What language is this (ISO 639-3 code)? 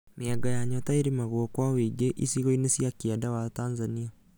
kik